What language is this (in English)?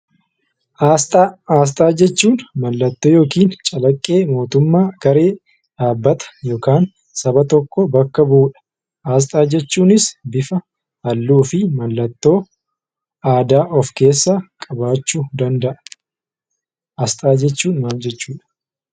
Oromo